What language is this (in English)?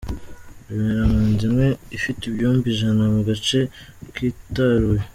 Kinyarwanda